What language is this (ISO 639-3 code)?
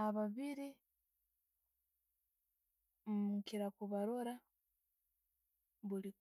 ttj